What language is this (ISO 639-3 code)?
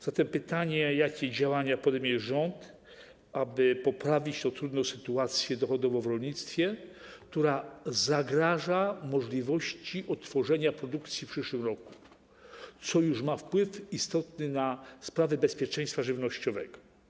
pol